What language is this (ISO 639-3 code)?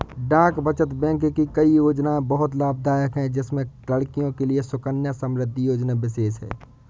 hin